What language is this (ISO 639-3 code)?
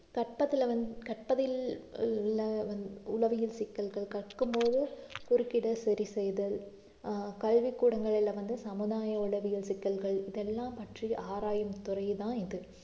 tam